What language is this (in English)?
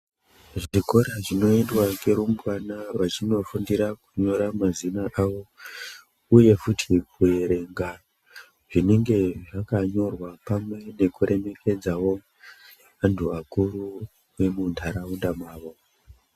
Ndau